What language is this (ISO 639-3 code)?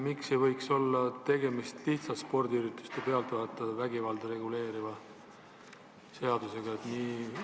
est